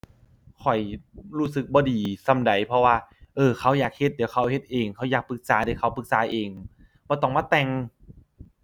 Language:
Thai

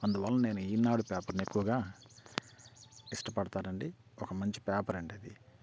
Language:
Telugu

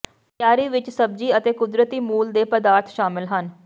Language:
Punjabi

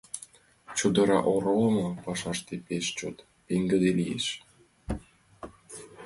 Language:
Mari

